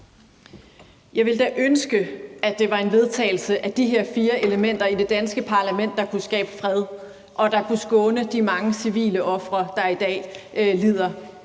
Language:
Danish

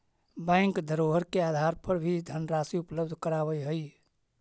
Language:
Magahi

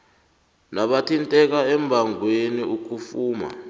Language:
South Ndebele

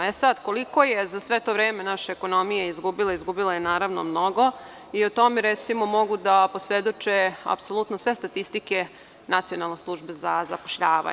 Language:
Serbian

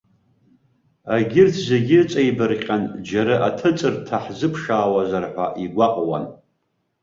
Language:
Abkhazian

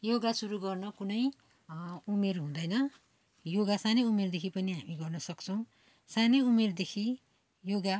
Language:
Nepali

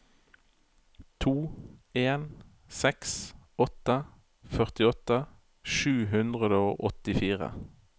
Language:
Norwegian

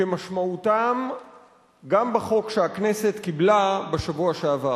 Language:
Hebrew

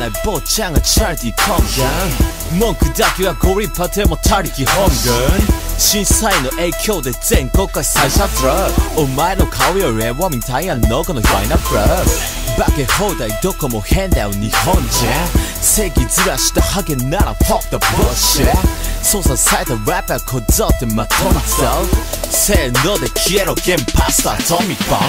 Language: Japanese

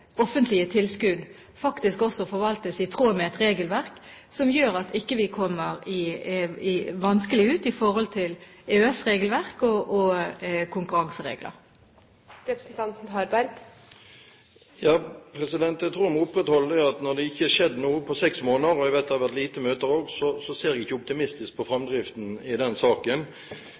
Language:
Norwegian Bokmål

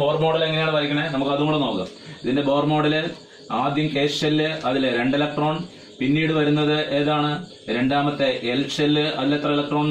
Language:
Hindi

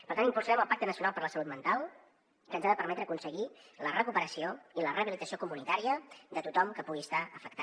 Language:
Catalan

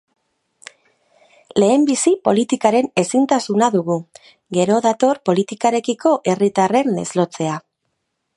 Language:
Basque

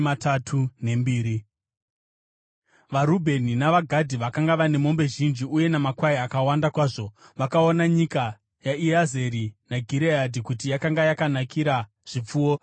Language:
Shona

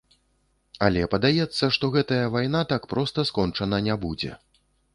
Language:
Belarusian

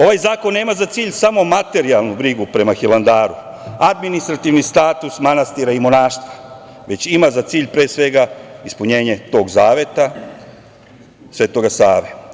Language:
Serbian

